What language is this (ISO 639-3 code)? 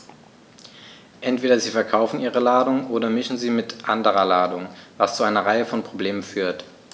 deu